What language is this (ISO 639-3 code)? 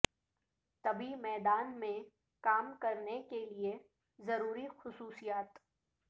urd